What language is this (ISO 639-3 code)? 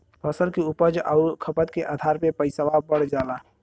bho